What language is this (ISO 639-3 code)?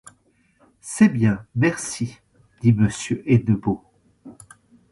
fra